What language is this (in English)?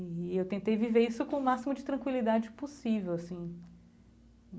Portuguese